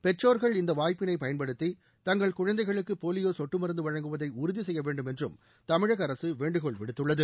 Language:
Tamil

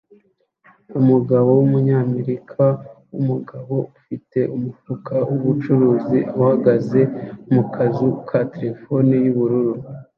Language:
Kinyarwanda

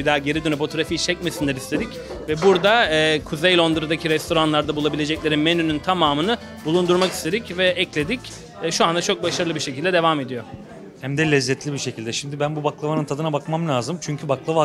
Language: Turkish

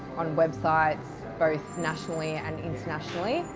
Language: English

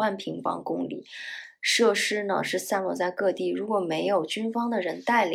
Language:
Chinese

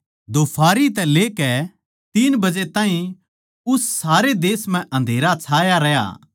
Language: Haryanvi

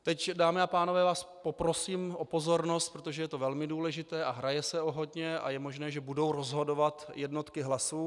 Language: Czech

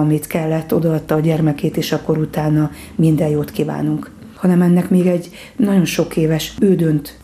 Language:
Hungarian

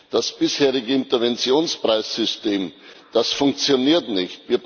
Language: German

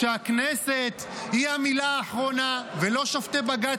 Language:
Hebrew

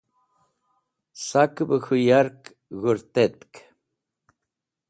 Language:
Wakhi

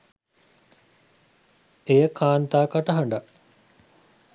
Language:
Sinhala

